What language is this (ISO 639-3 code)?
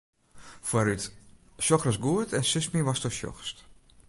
fry